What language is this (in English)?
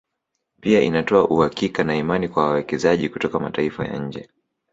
Swahili